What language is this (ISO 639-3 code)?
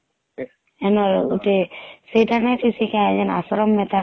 ori